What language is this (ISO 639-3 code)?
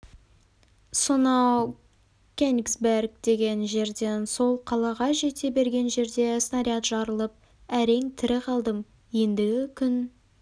kaz